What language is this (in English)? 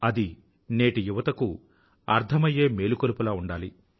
Telugu